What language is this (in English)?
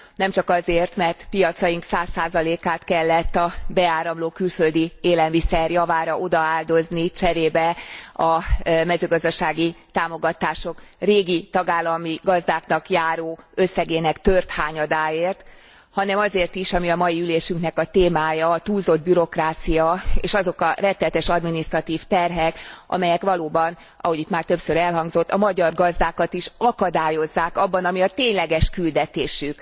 Hungarian